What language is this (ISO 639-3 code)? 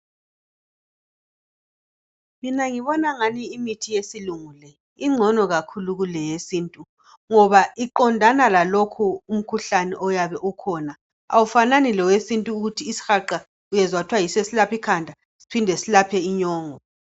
nde